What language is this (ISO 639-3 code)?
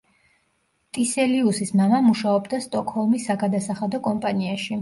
kat